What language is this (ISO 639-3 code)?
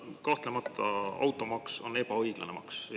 est